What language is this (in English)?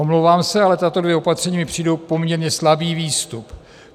Czech